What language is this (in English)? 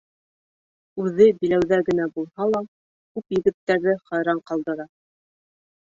Bashkir